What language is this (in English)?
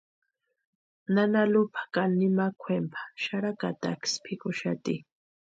Western Highland Purepecha